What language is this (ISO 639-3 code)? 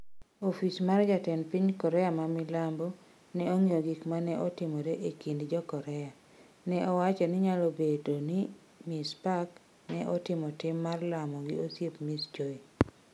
luo